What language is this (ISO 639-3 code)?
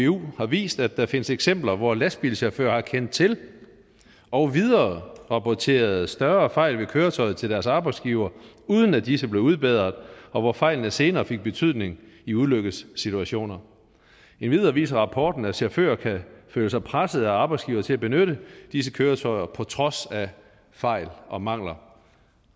dan